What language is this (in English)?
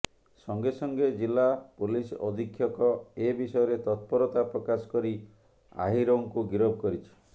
Odia